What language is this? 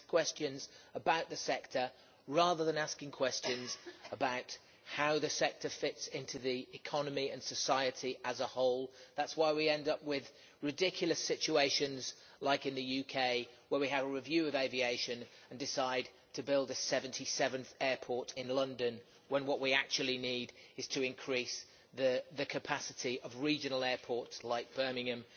English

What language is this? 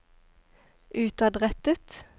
Norwegian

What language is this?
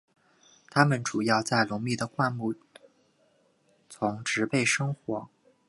Chinese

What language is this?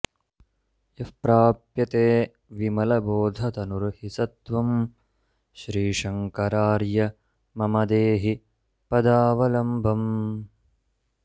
Sanskrit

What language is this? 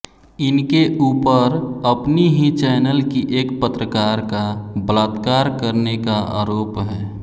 Hindi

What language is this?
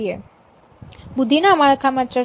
Gujarati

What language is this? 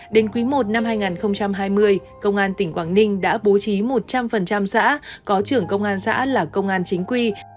Vietnamese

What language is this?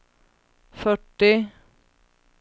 Swedish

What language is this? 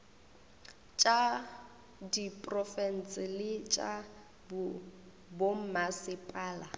Northern Sotho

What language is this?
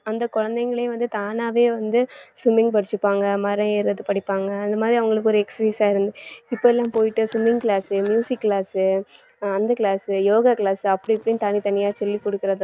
Tamil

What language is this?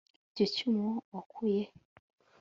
Kinyarwanda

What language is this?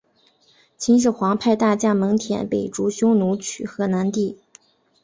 Chinese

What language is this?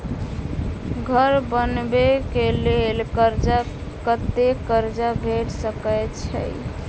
Maithili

